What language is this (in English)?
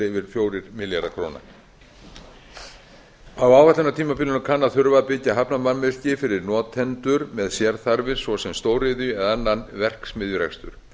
Icelandic